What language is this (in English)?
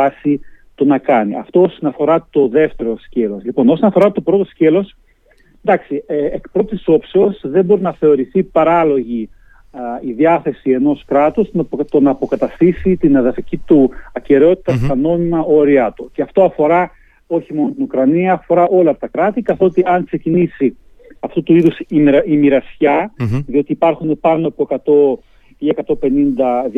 Greek